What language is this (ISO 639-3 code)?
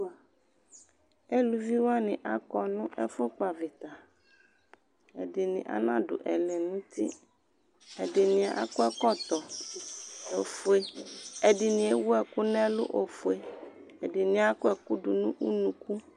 kpo